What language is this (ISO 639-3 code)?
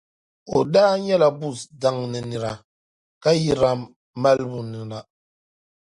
dag